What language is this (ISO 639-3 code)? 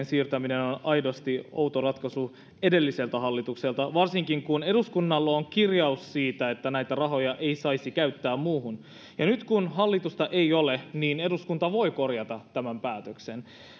fin